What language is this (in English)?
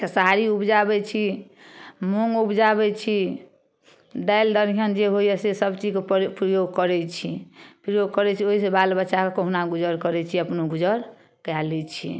Maithili